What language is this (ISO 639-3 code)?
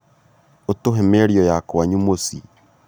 kik